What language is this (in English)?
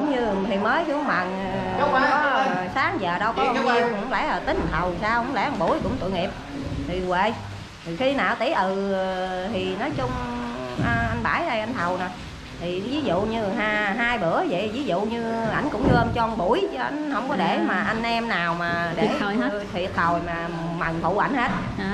Vietnamese